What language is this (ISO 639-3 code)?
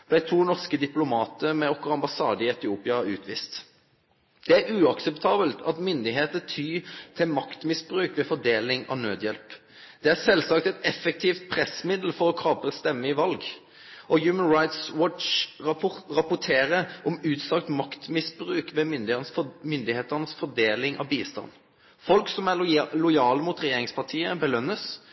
nno